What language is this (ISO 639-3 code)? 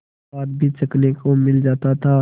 hin